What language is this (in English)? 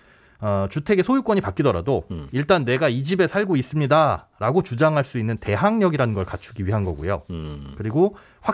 Korean